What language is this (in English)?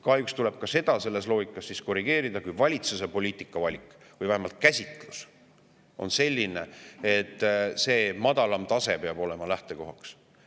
Estonian